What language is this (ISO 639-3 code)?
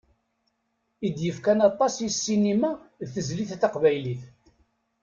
kab